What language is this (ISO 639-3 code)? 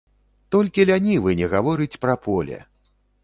bel